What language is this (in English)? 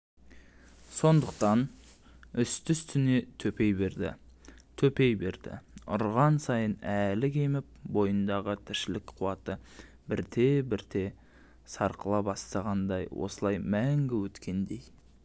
Kazakh